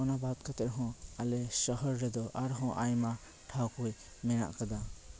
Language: Santali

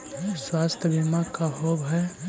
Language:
Magahi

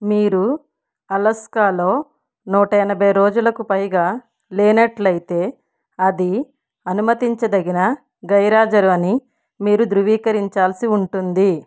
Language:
Telugu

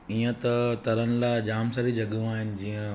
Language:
Sindhi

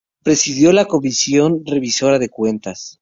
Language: Spanish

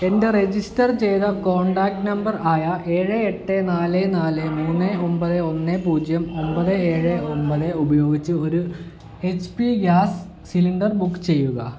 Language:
Malayalam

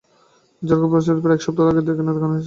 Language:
Bangla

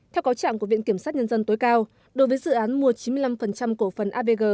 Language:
Vietnamese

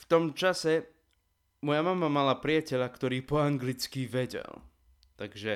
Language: Slovak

